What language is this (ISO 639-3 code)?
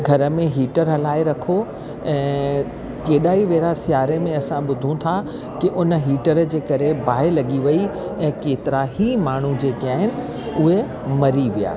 snd